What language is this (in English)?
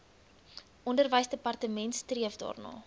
Afrikaans